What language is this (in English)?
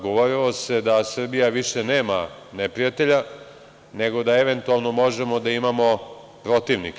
Serbian